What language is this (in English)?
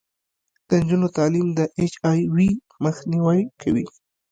Pashto